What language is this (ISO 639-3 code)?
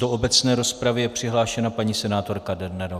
ces